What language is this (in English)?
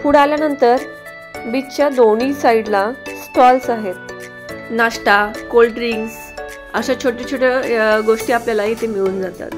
Marathi